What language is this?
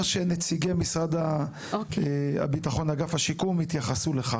Hebrew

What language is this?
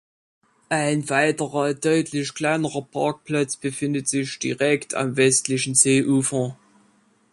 German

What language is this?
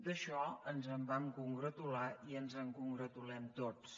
Catalan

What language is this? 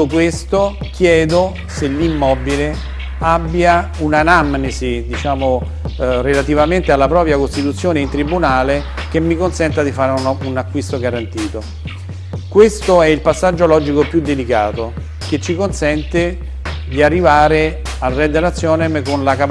Italian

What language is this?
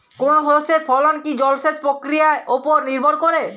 Bangla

